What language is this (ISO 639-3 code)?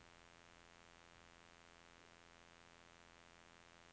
nor